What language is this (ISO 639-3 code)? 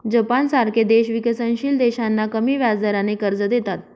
mar